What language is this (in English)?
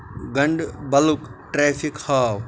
Kashmiri